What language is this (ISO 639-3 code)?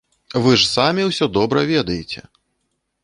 bel